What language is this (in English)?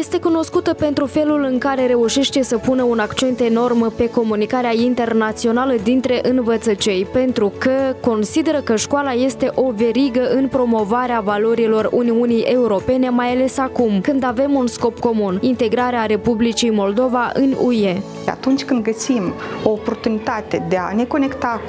Romanian